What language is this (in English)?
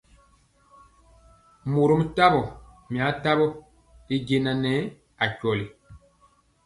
Mpiemo